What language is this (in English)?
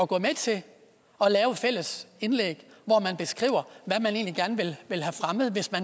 Danish